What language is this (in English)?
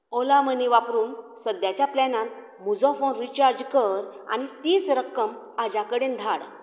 Konkani